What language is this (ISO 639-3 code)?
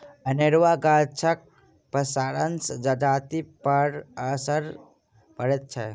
mai